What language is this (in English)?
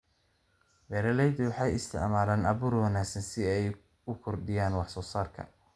Somali